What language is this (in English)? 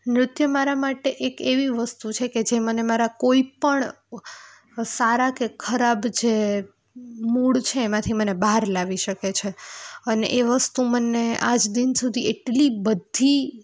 Gujarati